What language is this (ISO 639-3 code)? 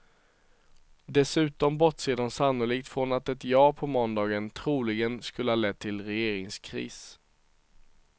swe